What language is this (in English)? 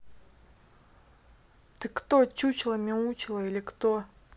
Russian